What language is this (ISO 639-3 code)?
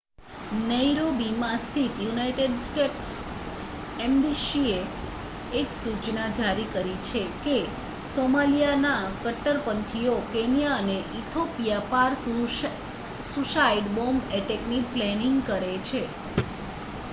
guj